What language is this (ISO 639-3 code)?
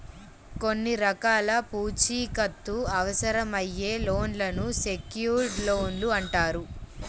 tel